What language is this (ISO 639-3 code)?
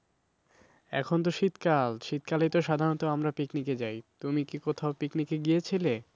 ben